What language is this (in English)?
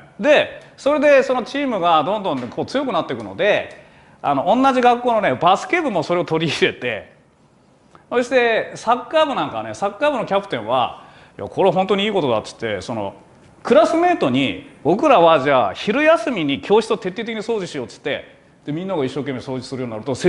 Japanese